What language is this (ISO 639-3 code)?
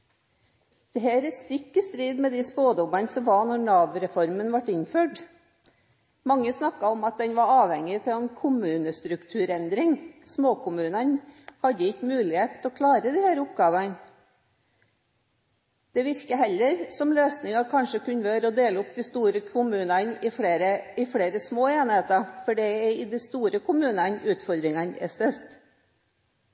nob